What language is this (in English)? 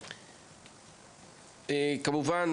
Hebrew